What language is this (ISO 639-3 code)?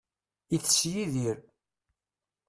kab